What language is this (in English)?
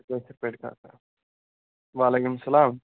Kashmiri